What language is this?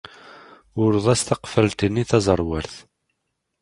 Kabyle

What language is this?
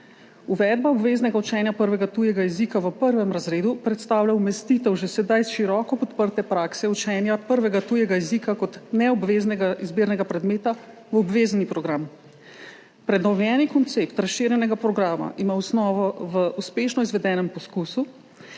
Slovenian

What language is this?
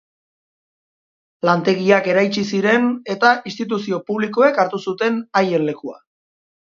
Basque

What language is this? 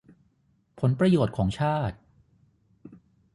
Thai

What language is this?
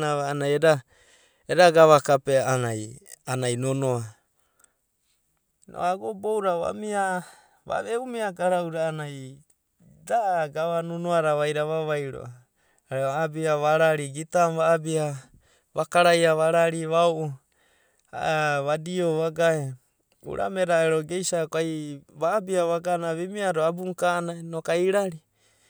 Abadi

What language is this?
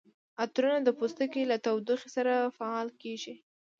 Pashto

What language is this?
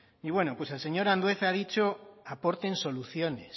Spanish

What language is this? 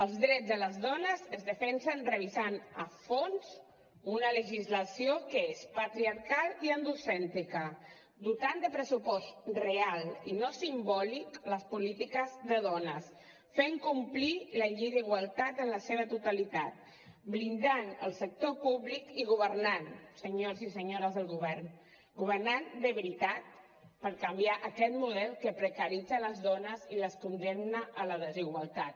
Catalan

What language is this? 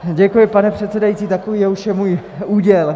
Czech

